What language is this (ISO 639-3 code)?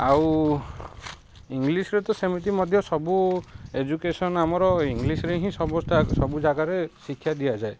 ori